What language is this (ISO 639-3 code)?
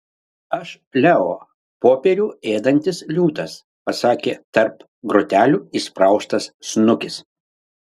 lit